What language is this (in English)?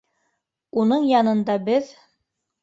Bashkir